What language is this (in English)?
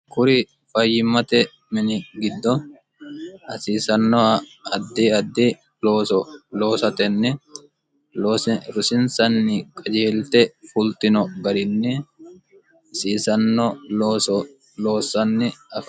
Sidamo